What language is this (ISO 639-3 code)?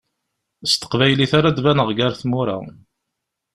kab